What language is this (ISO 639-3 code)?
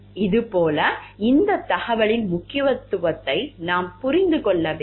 tam